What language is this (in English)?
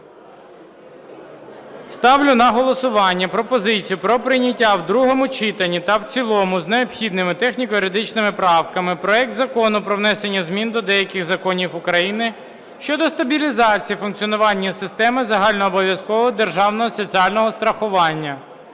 Ukrainian